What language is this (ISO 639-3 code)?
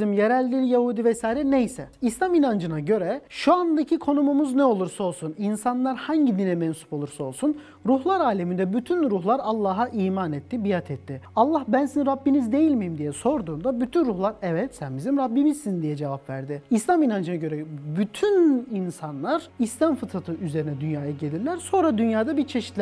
tur